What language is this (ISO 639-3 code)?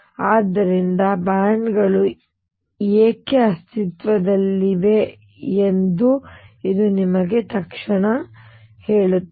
kan